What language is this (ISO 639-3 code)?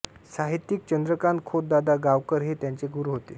mar